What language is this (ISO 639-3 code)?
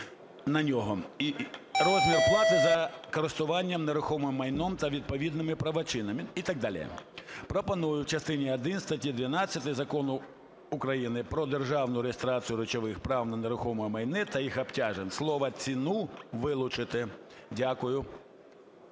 ukr